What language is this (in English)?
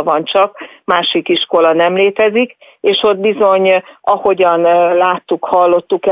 Hungarian